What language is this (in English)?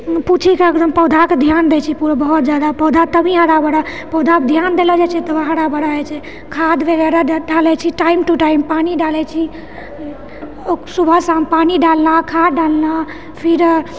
Maithili